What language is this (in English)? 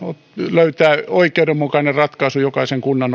Finnish